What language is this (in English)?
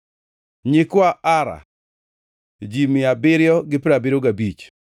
Luo (Kenya and Tanzania)